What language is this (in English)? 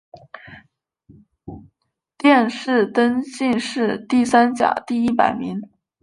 Chinese